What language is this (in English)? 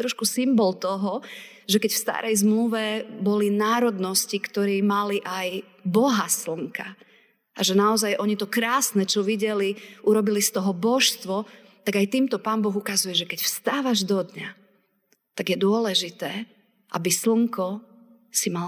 Slovak